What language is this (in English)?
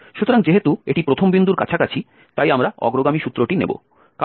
Bangla